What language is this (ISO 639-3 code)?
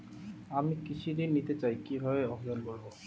ben